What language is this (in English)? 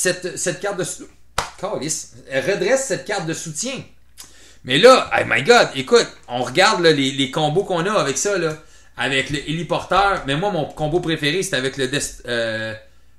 French